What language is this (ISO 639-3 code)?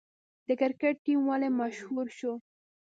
pus